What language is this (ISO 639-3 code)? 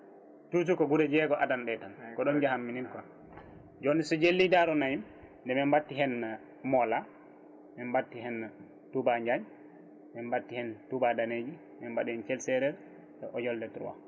ful